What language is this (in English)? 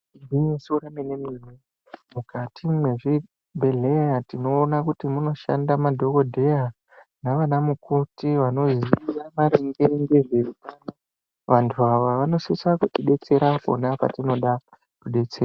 Ndau